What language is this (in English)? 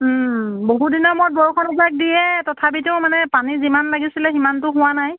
Assamese